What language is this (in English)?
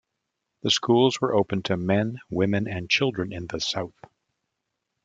English